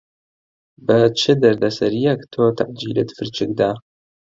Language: Central Kurdish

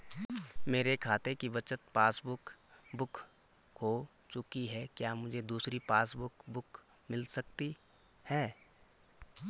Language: Hindi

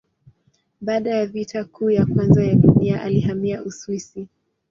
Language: Swahili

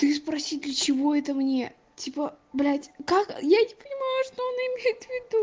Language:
Russian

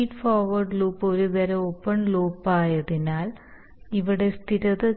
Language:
Malayalam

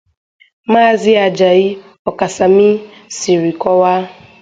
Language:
Igbo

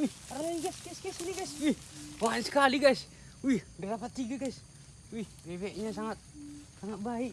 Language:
Indonesian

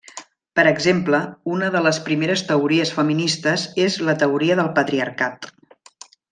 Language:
Catalan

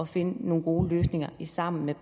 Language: Danish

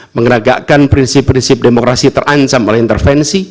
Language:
Indonesian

